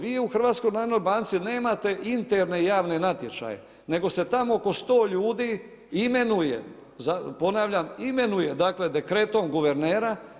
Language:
Croatian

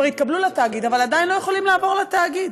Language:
Hebrew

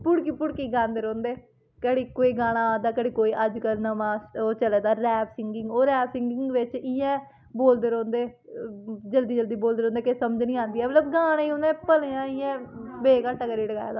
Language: Dogri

